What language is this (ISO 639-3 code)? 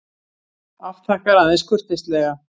isl